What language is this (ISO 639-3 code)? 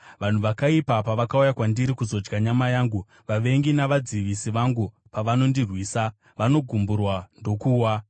sna